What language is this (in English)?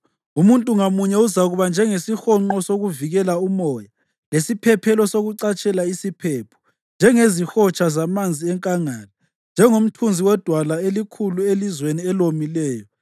North Ndebele